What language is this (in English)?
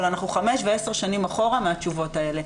Hebrew